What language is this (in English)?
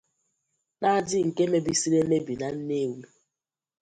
Igbo